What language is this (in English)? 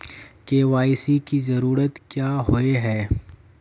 Magahi